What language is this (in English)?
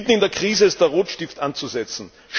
German